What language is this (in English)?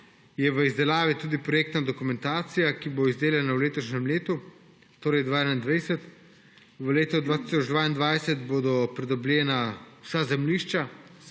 Slovenian